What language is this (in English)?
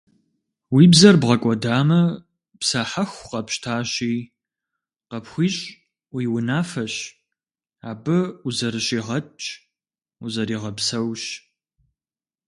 Kabardian